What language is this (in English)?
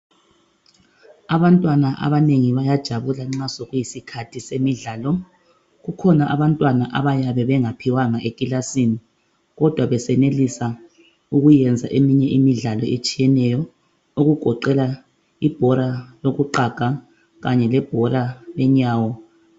North Ndebele